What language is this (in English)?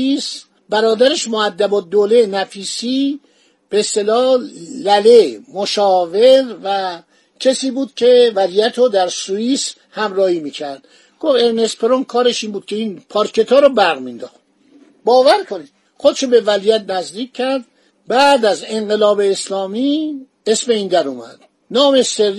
Persian